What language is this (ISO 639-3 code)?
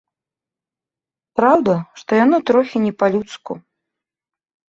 bel